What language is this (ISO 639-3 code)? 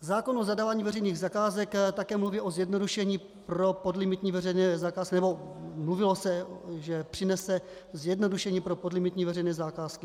ces